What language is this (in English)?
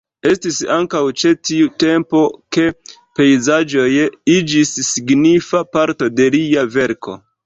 Esperanto